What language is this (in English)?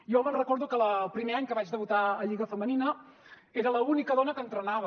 Catalan